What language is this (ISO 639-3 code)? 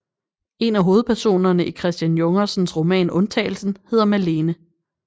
dan